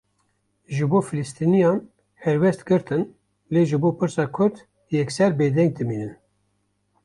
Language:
Kurdish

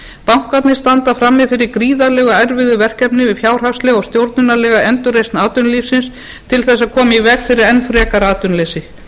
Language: Icelandic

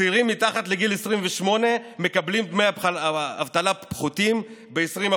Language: Hebrew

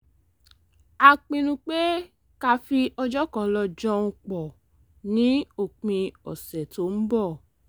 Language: Yoruba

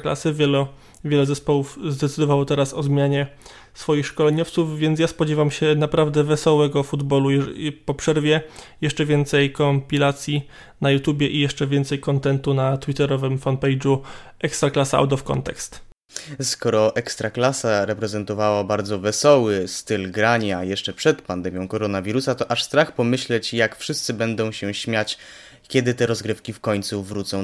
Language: Polish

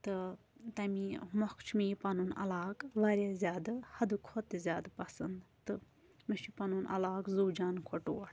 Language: Kashmiri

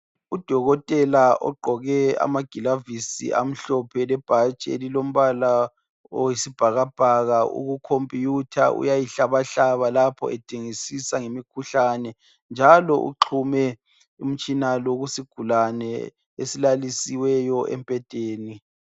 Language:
North Ndebele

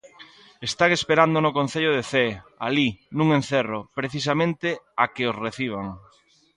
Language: Galician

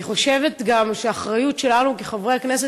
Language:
Hebrew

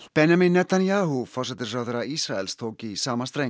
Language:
Icelandic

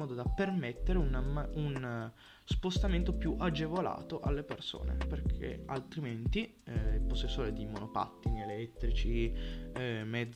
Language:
Italian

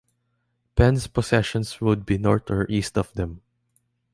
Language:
English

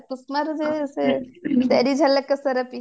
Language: Odia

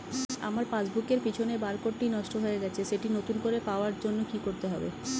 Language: Bangla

